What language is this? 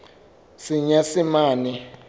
Southern Sotho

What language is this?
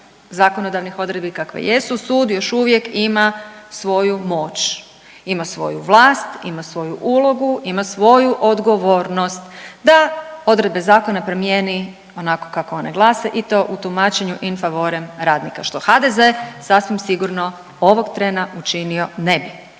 Croatian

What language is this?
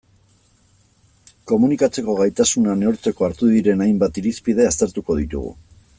Basque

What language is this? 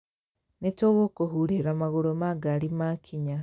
Kikuyu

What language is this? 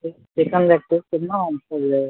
Maithili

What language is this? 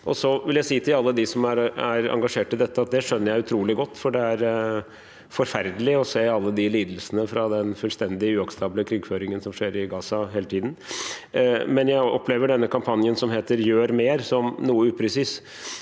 Norwegian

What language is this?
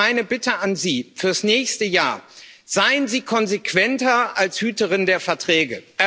German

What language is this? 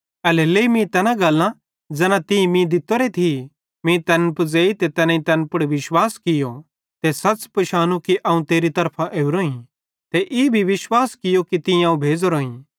Bhadrawahi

